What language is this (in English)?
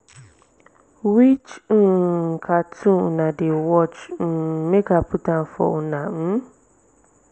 Nigerian Pidgin